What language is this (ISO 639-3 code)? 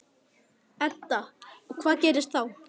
isl